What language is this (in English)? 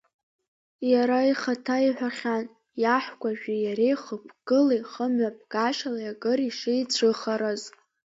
Abkhazian